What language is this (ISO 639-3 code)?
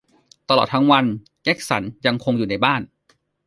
tha